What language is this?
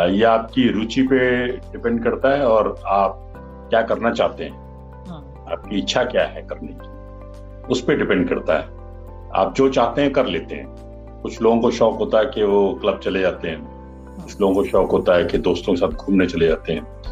Hindi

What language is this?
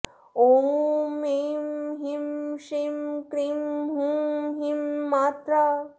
Sanskrit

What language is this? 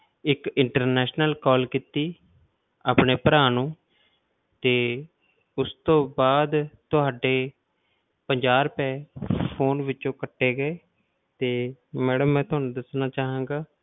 Punjabi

